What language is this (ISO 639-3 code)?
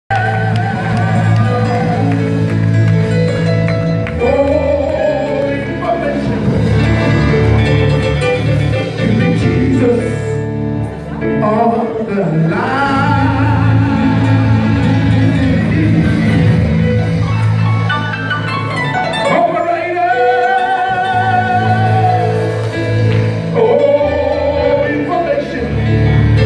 pol